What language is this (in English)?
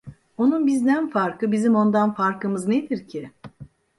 Turkish